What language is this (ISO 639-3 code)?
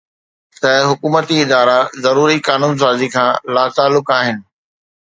snd